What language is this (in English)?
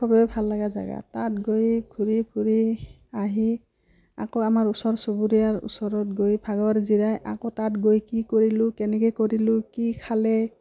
Assamese